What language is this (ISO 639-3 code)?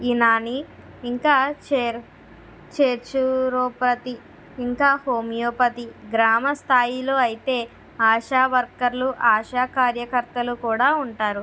tel